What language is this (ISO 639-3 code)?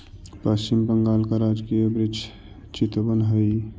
mag